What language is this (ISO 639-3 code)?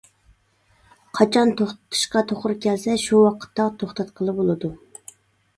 uig